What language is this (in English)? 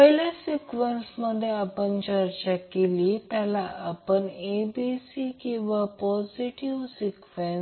Marathi